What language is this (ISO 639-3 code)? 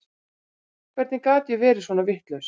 isl